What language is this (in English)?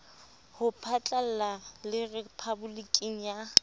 Southern Sotho